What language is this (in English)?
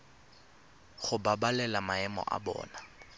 Tswana